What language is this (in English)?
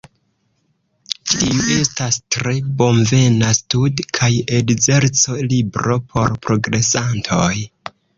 Esperanto